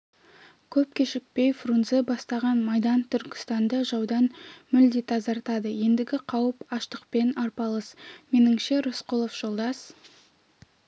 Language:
Kazakh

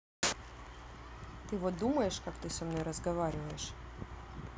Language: Russian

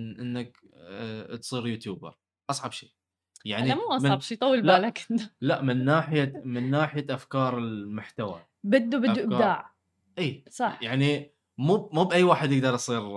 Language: Arabic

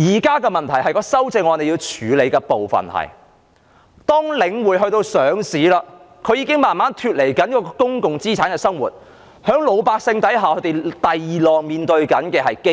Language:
Cantonese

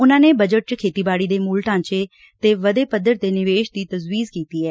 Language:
Punjabi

